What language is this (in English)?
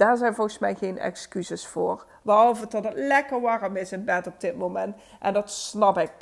Dutch